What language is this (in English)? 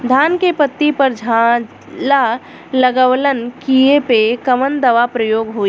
Bhojpuri